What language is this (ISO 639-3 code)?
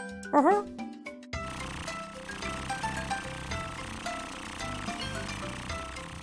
ind